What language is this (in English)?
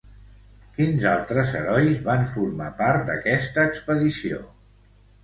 Catalan